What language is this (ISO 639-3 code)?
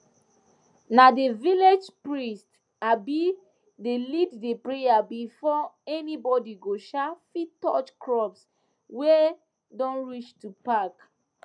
pcm